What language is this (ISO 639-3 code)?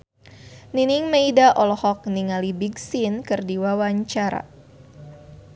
sun